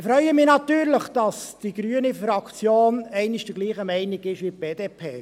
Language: Swiss German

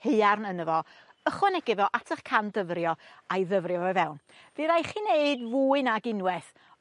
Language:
Welsh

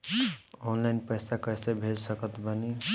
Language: Bhojpuri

